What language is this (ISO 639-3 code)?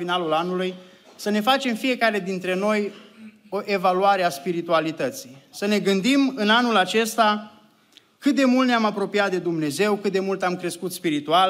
ron